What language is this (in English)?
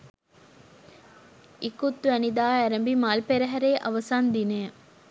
Sinhala